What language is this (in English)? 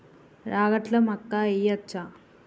Telugu